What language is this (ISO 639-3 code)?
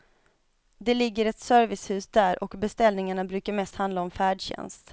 swe